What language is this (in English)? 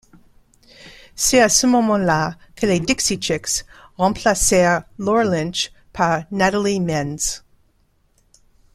French